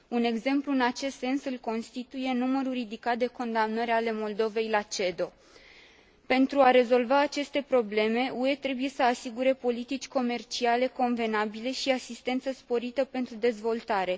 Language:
Romanian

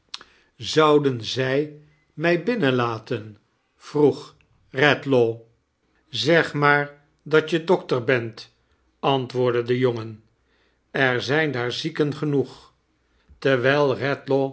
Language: Dutch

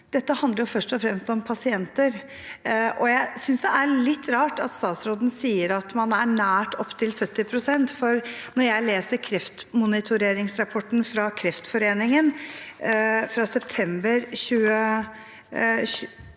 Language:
Norwegian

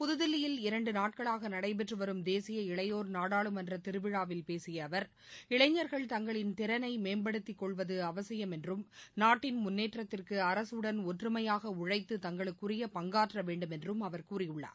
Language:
Tamil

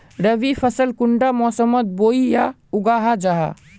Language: Magahi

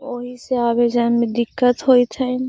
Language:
Magahi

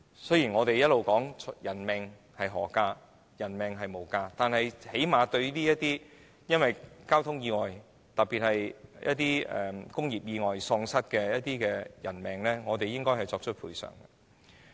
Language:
Cantonese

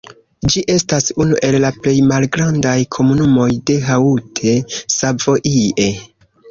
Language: Esperanto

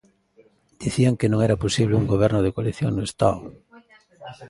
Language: Galician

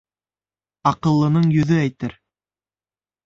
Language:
Bashkir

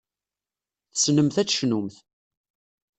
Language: Kabyle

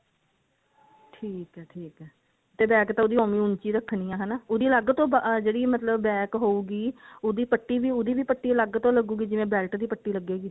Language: Punjabi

